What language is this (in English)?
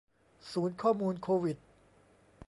Thai